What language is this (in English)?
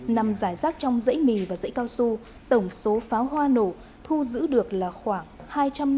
Vietnamese